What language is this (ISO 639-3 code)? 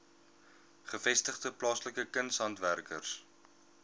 afr